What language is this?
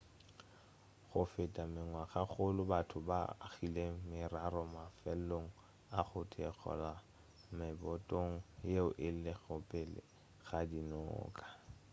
Northern Sotho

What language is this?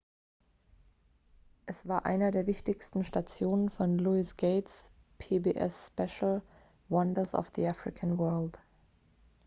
German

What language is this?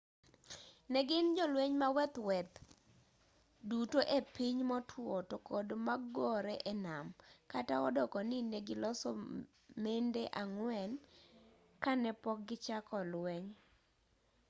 Luo (Kenya and Tanzania)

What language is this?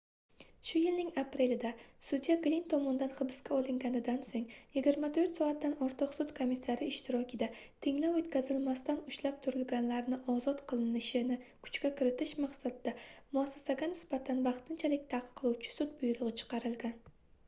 Uzbek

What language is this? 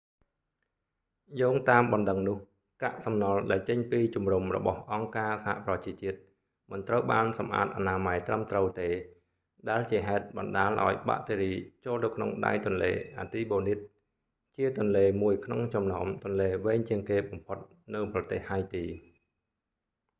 Khmer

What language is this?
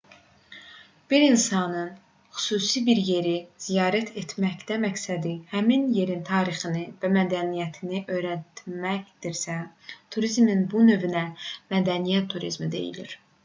Azerbaijani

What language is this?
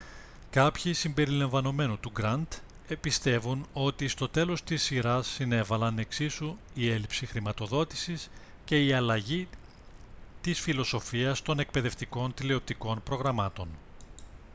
Greek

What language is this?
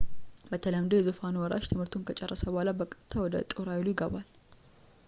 Amharic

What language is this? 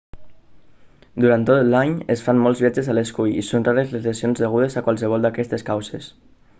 Catalan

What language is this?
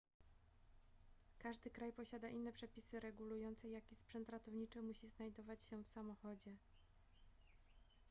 Polish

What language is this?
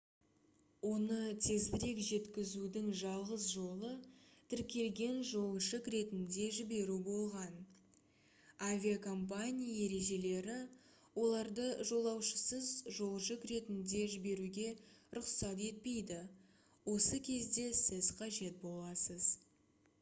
Kazakh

